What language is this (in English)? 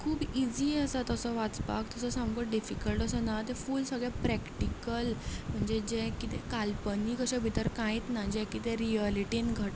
Konkani